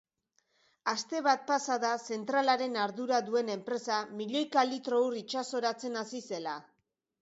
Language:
Basque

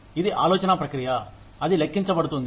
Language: Telugu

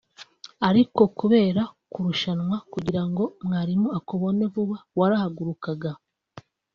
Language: Kinyarwanda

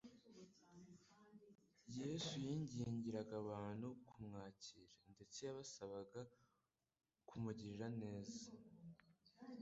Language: Kinyarwanda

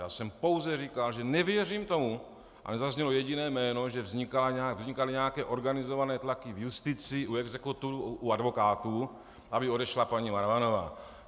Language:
Czech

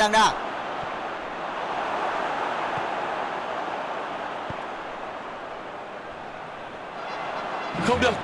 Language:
Vietnamese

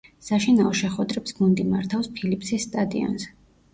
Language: Georgian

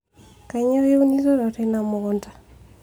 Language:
Masai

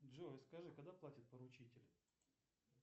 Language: Russian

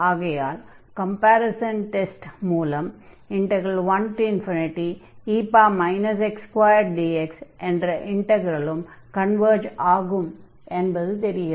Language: Tamil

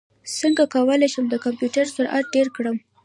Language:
Pashto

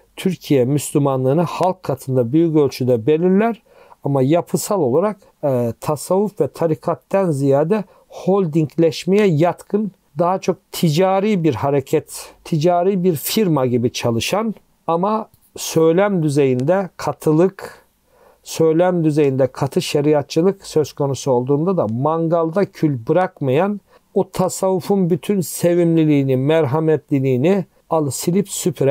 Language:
Turkish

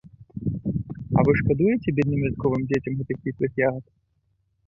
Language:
Belarusian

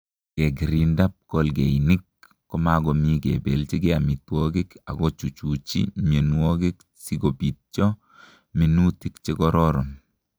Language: Kalenjin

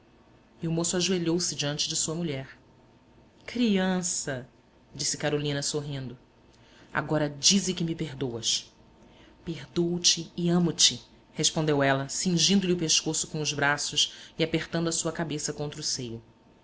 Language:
Portuguese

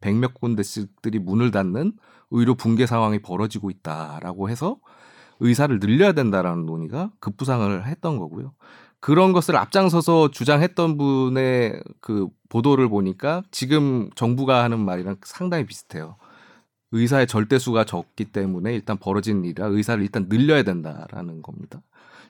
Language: Korean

